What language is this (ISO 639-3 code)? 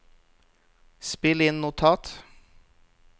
nor